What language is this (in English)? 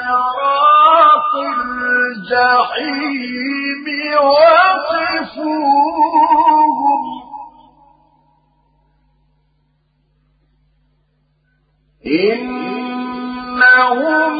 Arabic